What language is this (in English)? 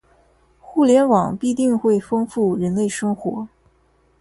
Chinese